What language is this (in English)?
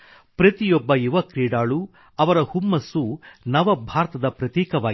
Kannada